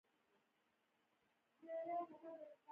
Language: Pashto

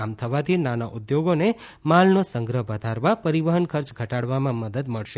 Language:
Gujarati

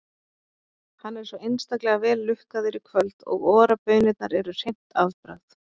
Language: Icelandic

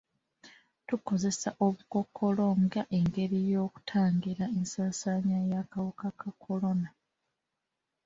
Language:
Ganda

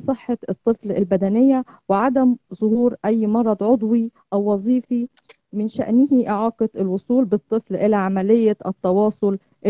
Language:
Arabic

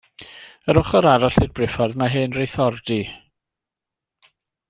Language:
Welsh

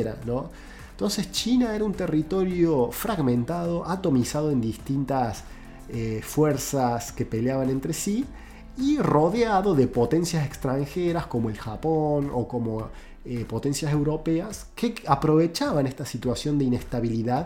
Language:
Spanish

